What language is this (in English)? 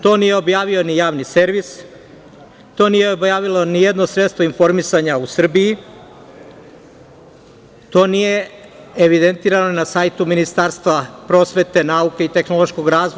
Serbian